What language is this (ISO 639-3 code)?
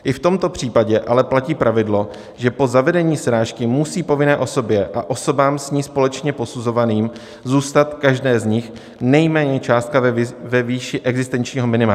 ces